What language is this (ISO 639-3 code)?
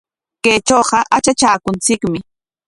qwa